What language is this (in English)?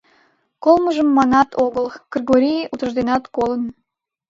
Mari